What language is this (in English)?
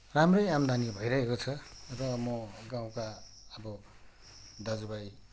Nepali